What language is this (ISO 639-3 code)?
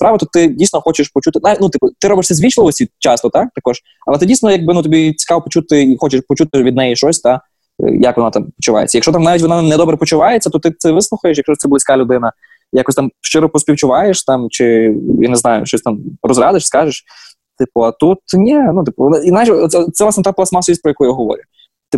ukr